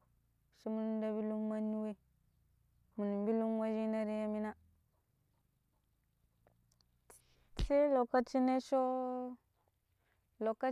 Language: Pero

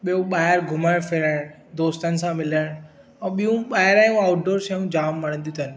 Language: Sindhi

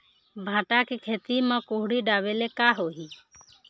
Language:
Chhattisgarhi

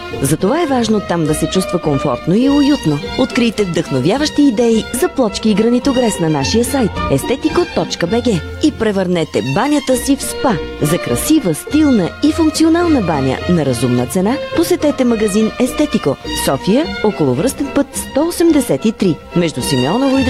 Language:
Bulgarian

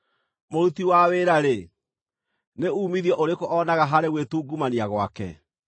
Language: Kikuyu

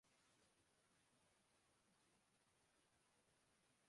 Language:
Urdu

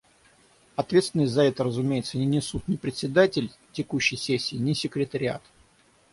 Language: Russian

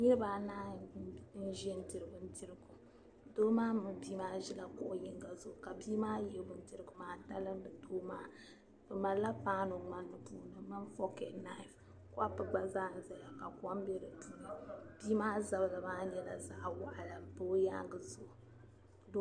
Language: Dagbani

